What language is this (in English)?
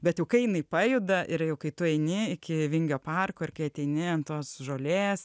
Lithuanian